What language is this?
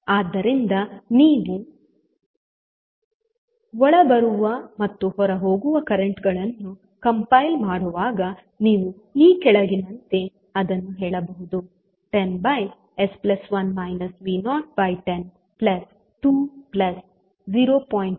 Kannada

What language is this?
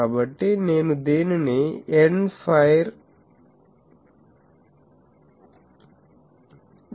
Telugu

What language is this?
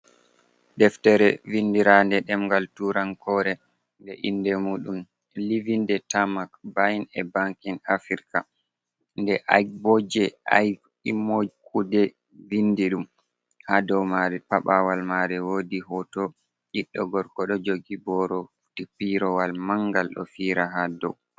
Fula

